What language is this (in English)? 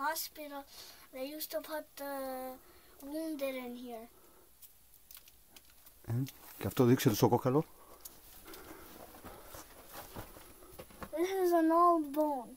Greek